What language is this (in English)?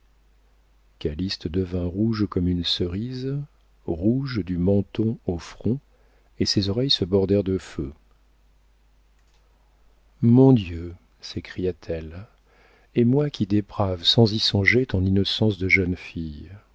French